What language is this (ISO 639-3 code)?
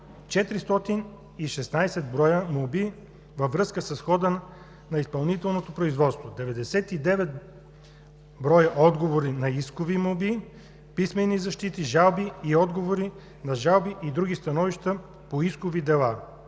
bul